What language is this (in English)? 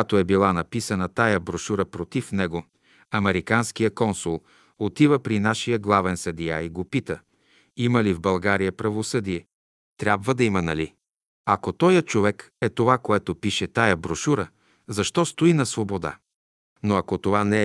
Bulgarian